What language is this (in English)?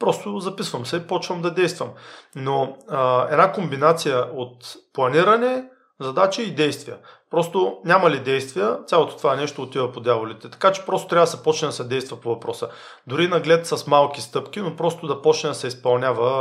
Bulgarian